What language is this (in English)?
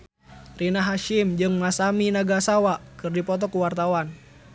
Sundanese